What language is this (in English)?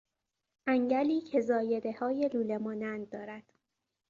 Persian